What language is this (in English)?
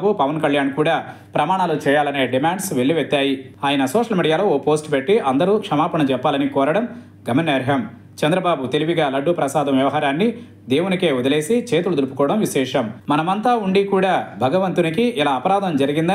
Telugu